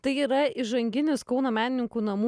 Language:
Lithuanian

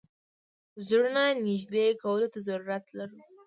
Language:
Pashto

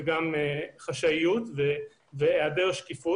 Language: Hebrew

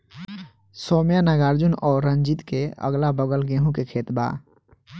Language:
Bhojpuri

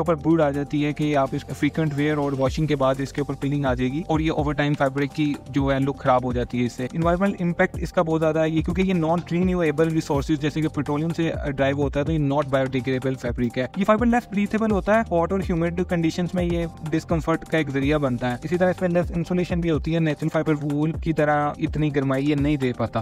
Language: Hindi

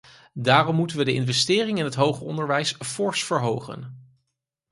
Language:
Dutch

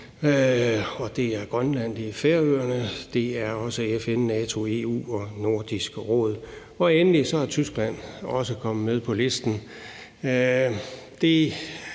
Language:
Danish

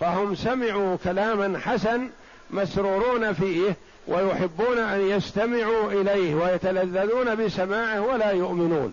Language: Arabic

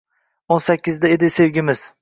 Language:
Uzbek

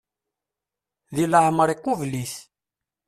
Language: Kabyle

